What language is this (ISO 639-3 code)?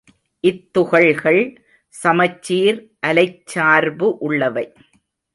tam